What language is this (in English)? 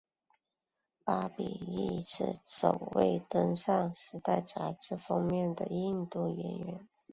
Chinese